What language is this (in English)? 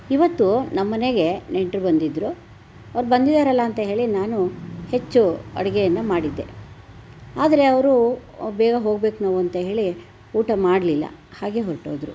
Kannada